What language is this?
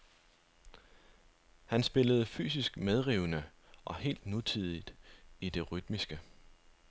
Danish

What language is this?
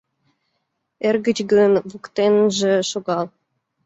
Mari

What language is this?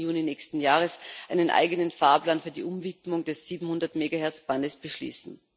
German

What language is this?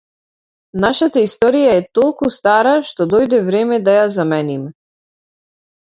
Macedonian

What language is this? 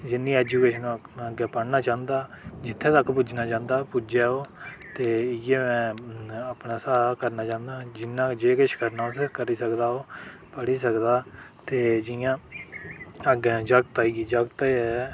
Dogri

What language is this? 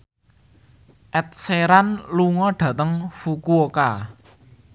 Javanese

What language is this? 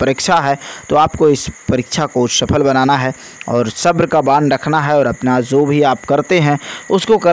Hindi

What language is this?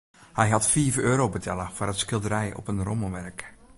Western Frisian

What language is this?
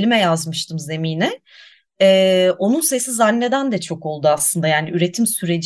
Turkish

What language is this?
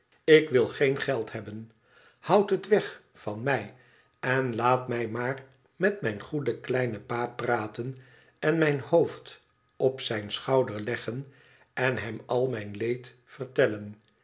Dutch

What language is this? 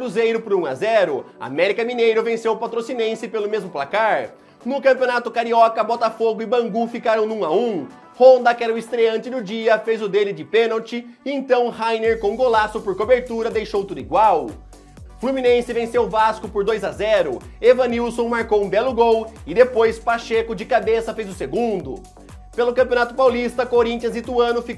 Portuguese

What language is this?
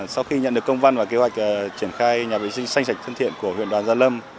Vietnamese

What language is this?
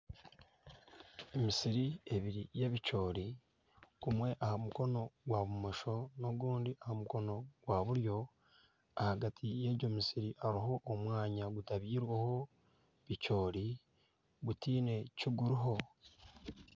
Nyankole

